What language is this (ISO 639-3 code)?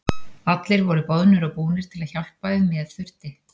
isl